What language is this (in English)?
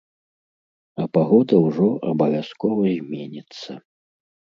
Belarusian